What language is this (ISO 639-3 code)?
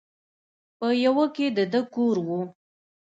pus